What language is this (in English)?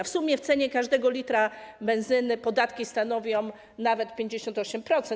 Polish